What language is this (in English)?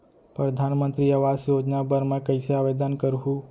Chhattisgarhi